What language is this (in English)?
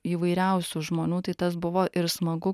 Lithuanian